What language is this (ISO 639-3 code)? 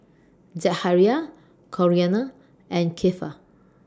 eng